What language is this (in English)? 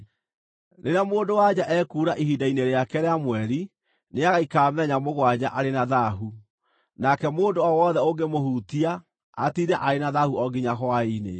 Kikuyu